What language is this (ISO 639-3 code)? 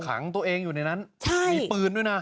tha